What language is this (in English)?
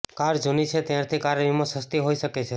Gujarati